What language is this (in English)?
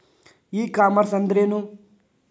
Kannada